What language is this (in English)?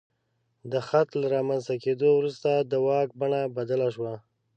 Pashto